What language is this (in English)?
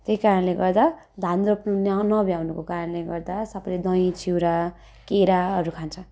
Nepali